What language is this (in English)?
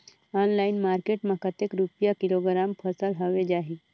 Chhattisgarhi